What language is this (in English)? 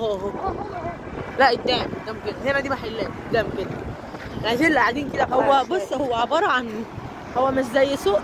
Arabic